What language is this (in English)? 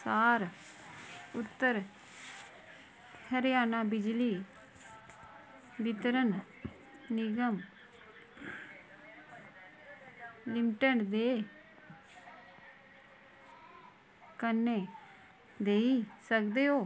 Dogri